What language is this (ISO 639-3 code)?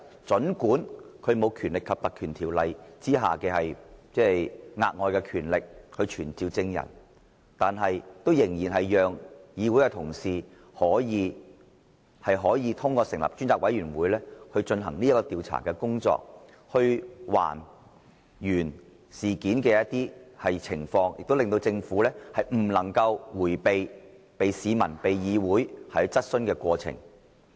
yue